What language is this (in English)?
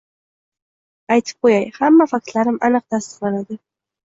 Uzbek